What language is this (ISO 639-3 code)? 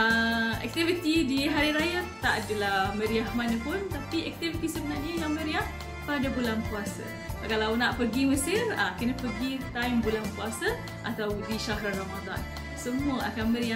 msa